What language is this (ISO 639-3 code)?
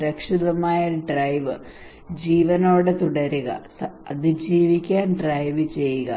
mal